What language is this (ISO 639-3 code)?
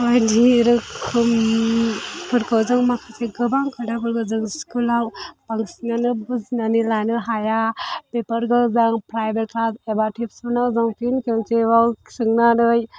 brx